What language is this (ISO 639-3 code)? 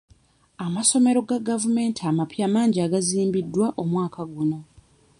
lug